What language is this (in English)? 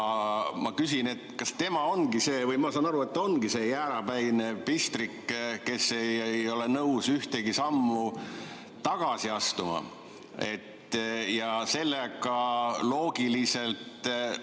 Estonian